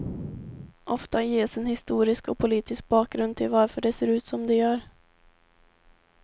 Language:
Swedish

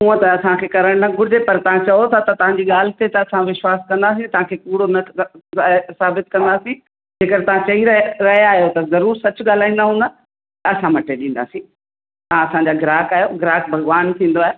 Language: Sindhi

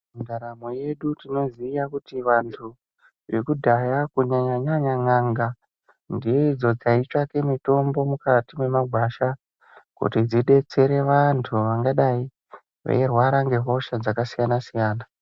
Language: Ndau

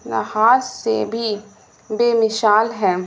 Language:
Urdu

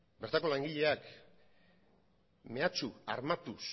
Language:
Basque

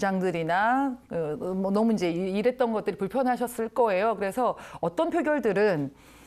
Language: Korean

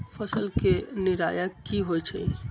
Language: Magahi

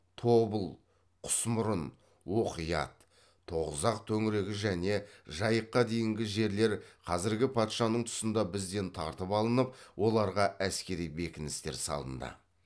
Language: Kazakh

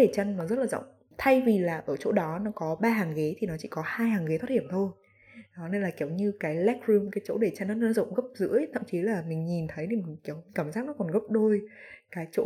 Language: Vietnamese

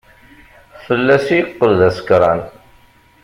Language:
Kabyle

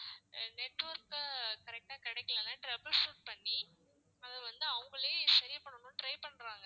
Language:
Tamil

